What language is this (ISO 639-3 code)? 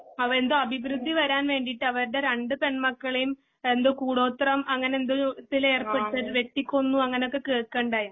mal